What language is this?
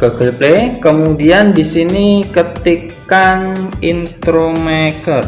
Indonesian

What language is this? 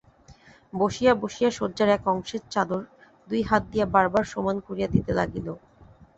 Bangla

